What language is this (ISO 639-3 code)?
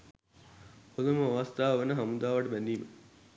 sin